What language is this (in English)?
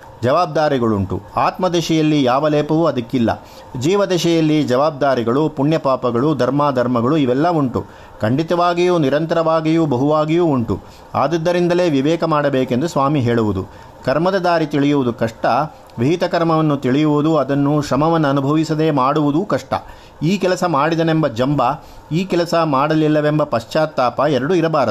Kannada